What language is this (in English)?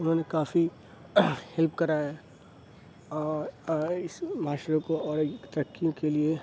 Urdu